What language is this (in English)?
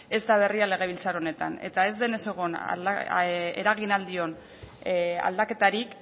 Basque